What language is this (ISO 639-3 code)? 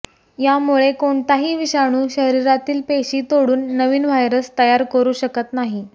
mar